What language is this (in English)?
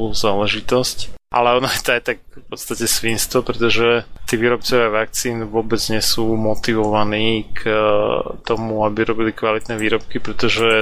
Slovak